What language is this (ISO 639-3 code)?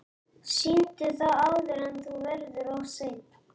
isl